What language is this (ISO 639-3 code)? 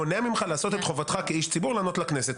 heb